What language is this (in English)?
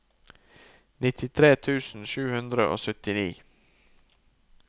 Norwegian